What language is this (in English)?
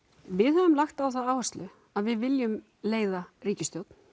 Icelandic